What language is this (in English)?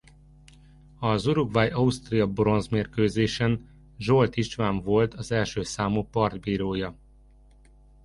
Hungarian